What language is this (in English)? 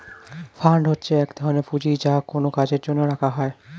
Bangla